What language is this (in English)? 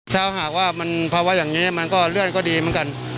Thai